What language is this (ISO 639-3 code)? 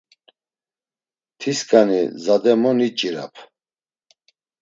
lzz